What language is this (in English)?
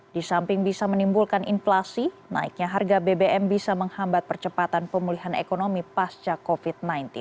Indonesian